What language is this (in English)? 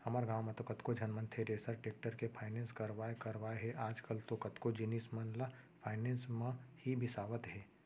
Chhattisgarhi